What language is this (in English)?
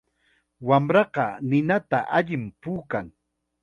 Chiquián Ancash Quechua